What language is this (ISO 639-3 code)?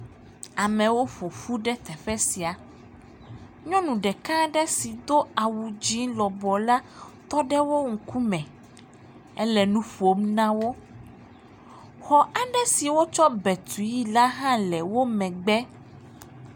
ewe